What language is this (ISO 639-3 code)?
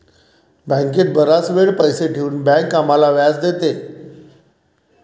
mar